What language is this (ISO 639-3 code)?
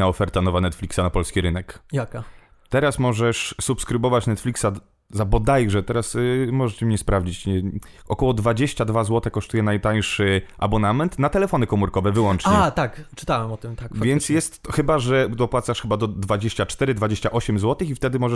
pol